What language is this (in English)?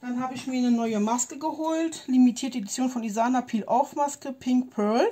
German